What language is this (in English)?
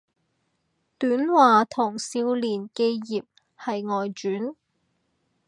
Cantonese